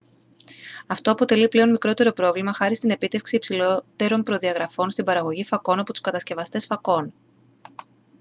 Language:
Greek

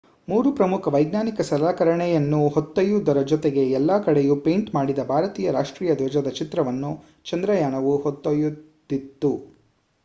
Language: Kannada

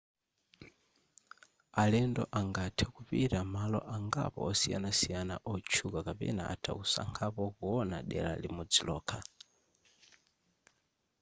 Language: Nyanja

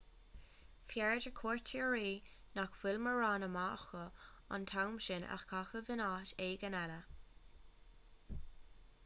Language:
Irish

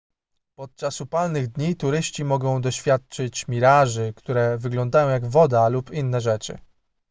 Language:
Polish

